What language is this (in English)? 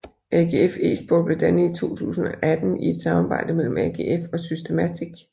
Danish